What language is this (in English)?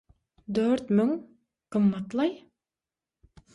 Turkmen